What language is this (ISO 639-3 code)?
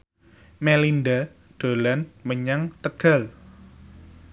jav